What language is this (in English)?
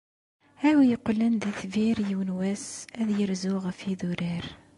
Kabyle